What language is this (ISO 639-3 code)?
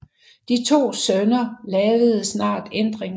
dan